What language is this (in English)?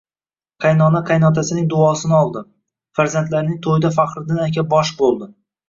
Uzbek